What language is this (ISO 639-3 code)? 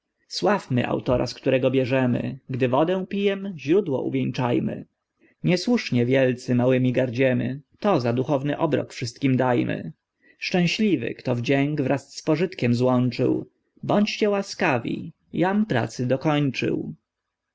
pol